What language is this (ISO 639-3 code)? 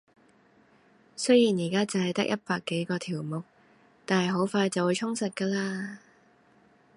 yue